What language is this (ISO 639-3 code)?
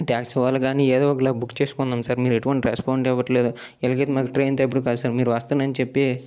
tel